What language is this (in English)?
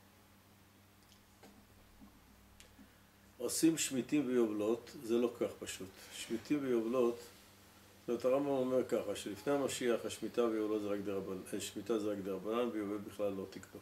Hebrew